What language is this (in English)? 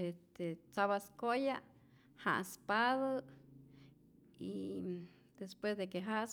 Rayón Zoque